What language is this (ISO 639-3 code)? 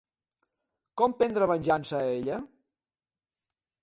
cat